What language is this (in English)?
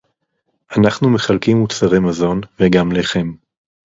Hebrew